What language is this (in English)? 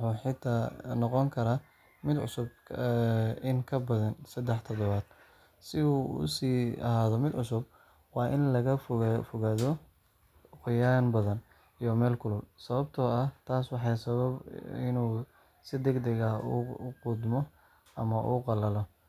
Somali